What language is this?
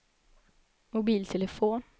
Swedish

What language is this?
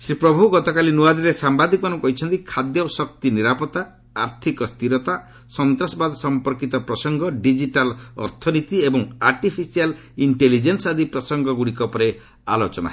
Odia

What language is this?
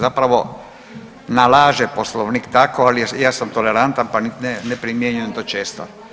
Croatian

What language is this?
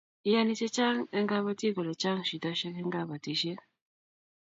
Kalenjin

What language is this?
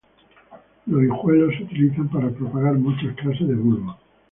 Spanish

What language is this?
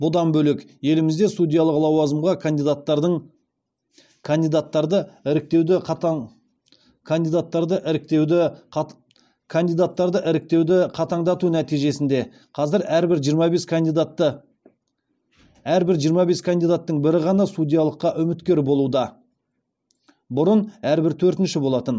Kazakh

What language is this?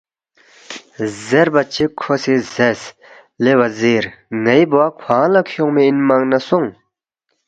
Balti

